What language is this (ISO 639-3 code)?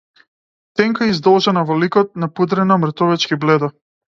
mkd